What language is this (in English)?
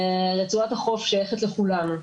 Hebrew